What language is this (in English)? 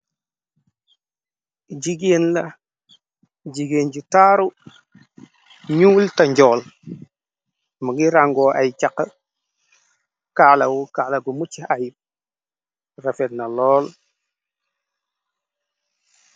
Wolof